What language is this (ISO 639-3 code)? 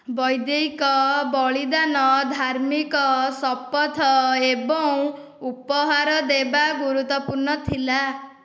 ori